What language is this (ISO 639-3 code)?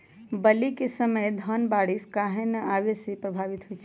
mag